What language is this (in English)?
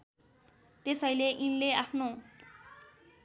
Nepali